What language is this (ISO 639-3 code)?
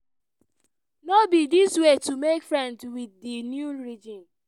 pcm